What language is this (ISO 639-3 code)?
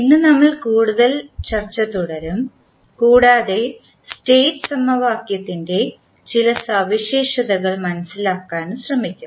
mal